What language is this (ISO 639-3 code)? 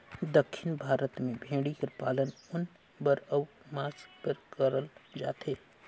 hne